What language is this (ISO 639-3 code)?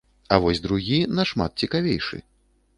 bel